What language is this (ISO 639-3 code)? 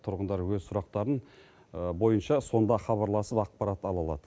kaz